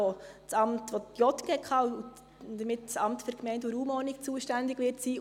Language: Swiss German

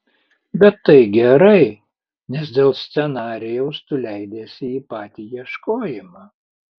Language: Lithuanian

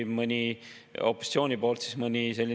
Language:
Estonian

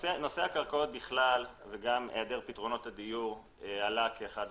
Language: Hebrew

